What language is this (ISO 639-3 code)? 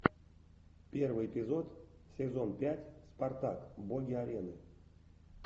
rus